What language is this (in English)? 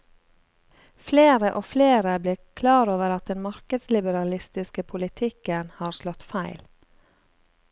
Norwegian